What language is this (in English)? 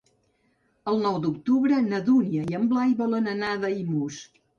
Catalan